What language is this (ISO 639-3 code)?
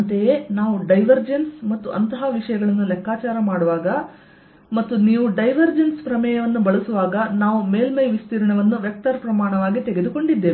kan